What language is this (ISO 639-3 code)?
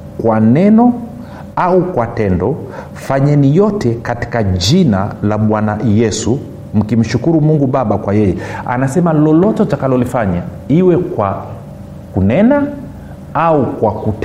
swa